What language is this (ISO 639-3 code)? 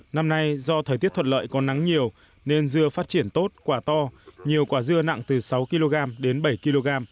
vie